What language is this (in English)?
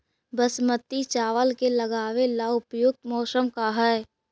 Magahi